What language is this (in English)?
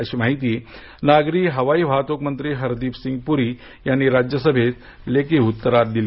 Marathi